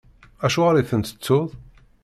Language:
Kabyle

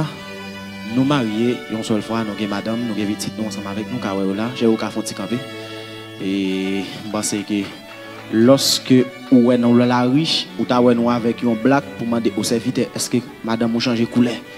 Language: French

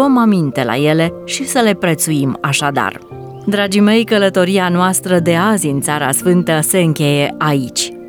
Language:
Romanian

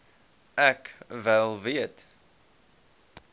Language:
Afrikaans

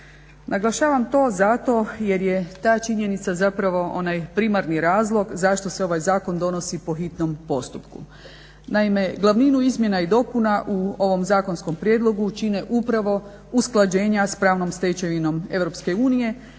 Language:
Croatian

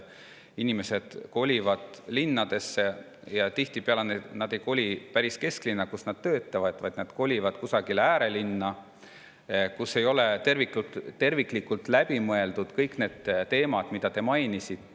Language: Estonian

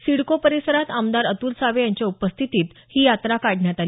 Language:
Marathi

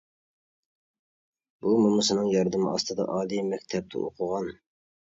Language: Uyghur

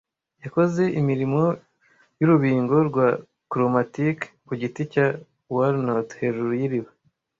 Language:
Kinyarwanda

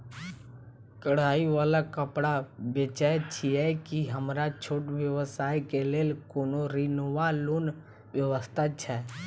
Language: Maithili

